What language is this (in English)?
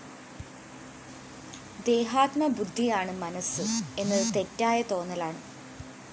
Malayalam